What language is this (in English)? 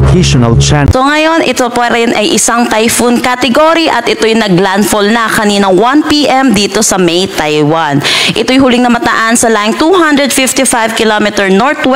Filipino